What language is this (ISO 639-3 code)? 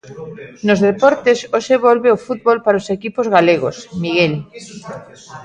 glg